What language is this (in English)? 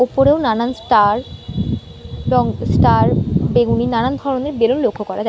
Bangla